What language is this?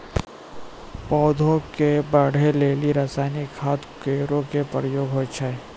Maithili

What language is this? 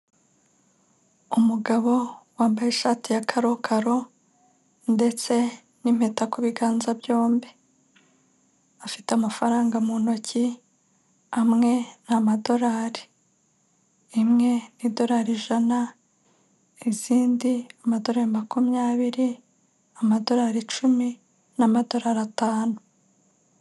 Kinyarwanda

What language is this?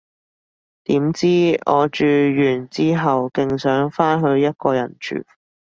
Cantonese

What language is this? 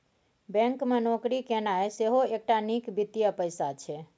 Maithili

